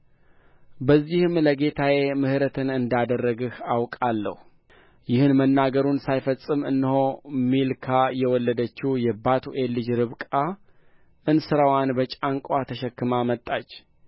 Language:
Amharic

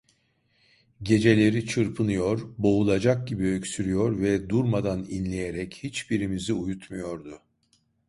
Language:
Turkish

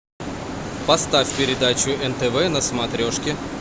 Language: Russian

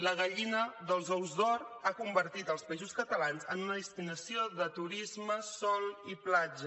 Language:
Catalan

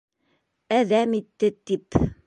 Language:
Bashkir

